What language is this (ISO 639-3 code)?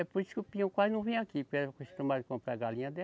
por